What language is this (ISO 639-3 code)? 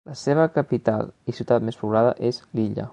cat